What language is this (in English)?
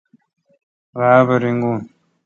Kalkoti